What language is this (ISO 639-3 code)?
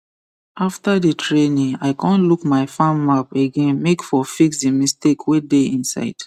pcm